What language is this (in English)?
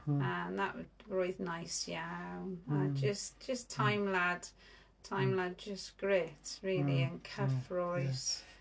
Welsh